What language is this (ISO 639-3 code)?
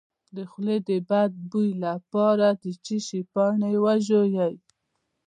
pus